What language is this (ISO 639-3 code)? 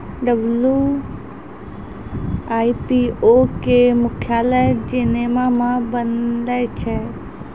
mai